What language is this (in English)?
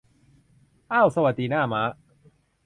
Thai